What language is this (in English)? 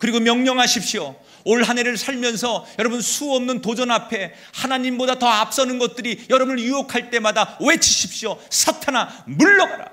Korean